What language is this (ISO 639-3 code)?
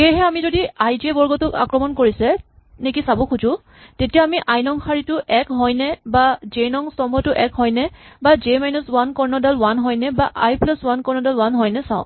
asm